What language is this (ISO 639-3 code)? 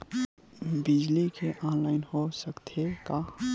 hne